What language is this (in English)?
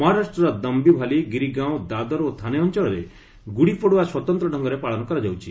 Odia